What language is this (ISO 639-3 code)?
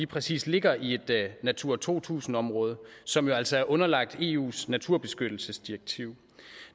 dan